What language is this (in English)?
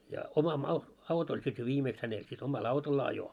Finnish